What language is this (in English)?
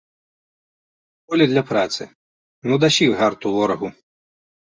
Belarusian